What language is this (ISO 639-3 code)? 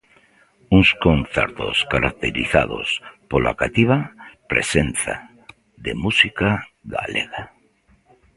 glg